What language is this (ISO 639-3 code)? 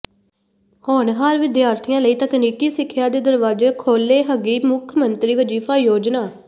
pan